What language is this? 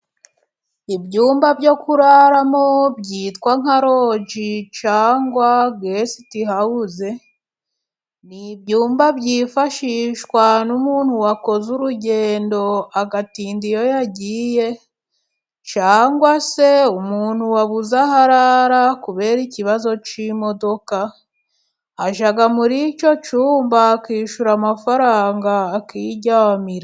Kinyarwanda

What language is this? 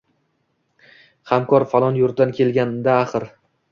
Uzbek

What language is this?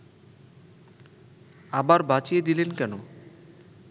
Bangla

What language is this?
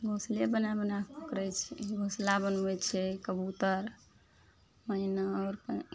Maithili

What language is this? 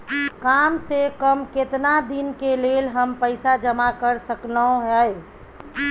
Maithili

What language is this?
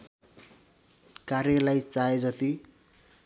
Nepali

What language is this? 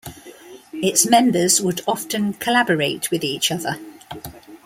English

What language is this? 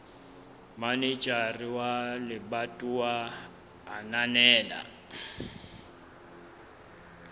Southern Sotho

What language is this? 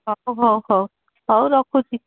Odia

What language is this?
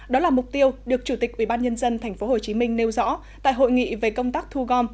Vietnamese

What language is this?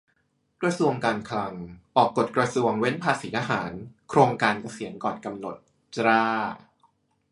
Thai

